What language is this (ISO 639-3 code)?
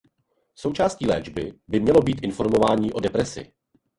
ces